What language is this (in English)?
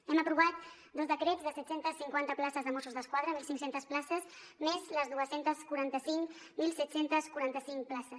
Catalan